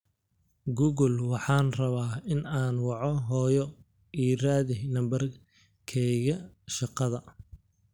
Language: Somali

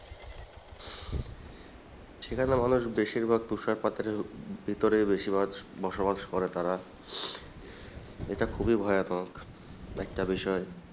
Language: Bangla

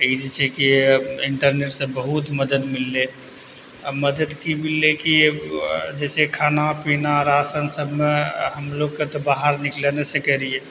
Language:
Maithili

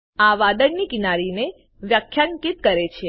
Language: Gujarati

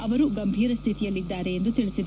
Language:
Kannada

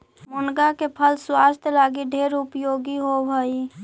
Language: Magahi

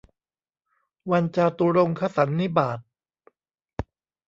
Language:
Thai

